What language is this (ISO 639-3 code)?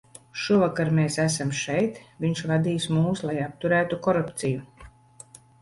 lav